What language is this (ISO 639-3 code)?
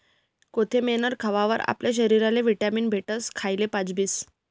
mar